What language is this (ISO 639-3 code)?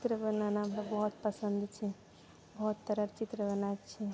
mai